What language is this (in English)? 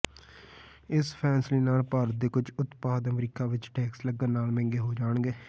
Punjabi